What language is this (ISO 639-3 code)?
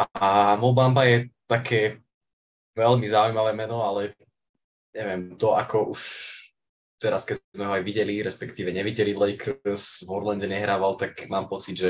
slk